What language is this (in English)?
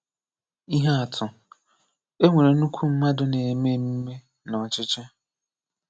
Igbo